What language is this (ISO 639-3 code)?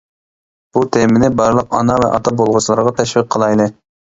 uig